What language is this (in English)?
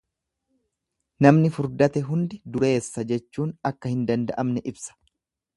Oromo